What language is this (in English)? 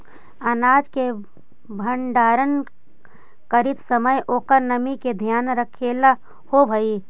Magahi